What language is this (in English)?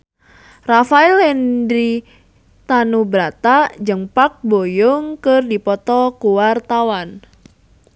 Sundanese